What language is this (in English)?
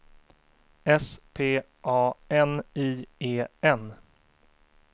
Swedish